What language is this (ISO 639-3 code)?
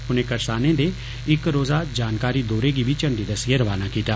doi